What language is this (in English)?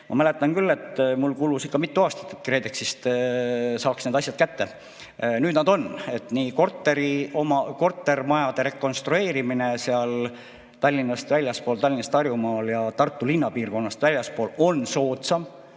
Estonian